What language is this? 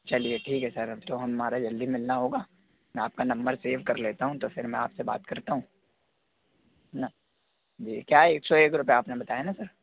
Hindi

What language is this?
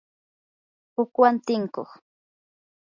Yanahuanca Pasco Quechua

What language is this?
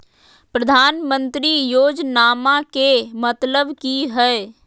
Magahi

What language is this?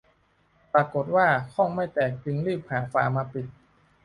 Thai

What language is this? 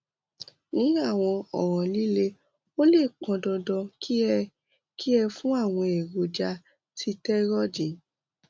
Yoruba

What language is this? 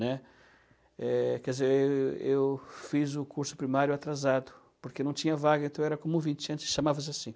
Portuguese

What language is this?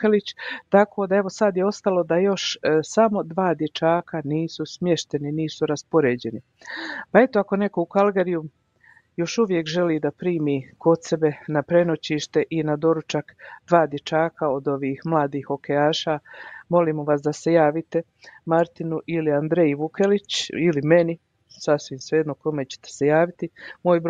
Croatian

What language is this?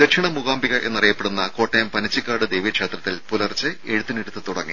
Malayalam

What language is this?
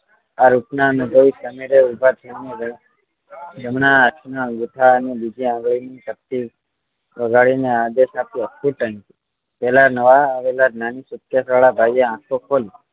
Gujarati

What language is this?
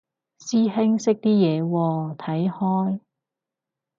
Cantonese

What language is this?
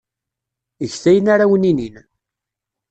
Kabyle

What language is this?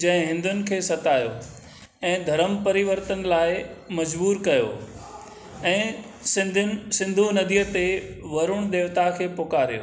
Sindhi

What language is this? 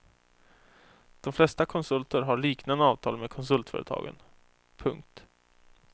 Swedish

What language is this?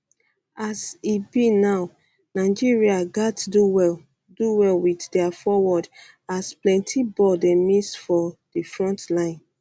Nigerian Pidgin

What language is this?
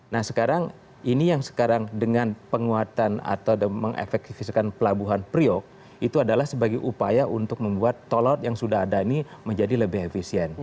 Indonesian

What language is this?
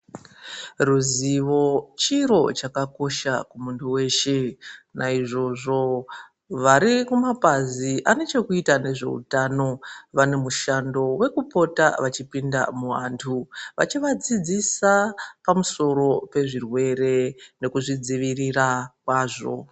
Ndau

